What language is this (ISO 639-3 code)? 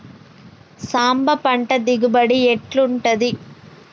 tel